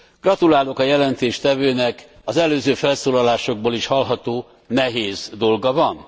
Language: Hungarian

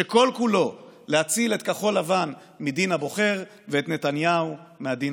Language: Hebrew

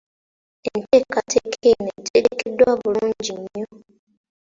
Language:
Ganda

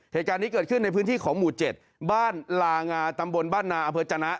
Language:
Thai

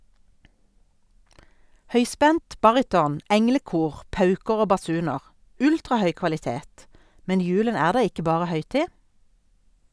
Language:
Norwegian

